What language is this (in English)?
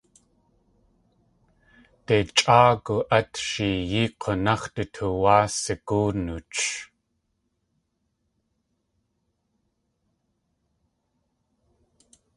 Tlingit